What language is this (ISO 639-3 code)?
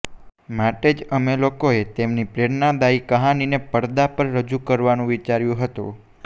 guj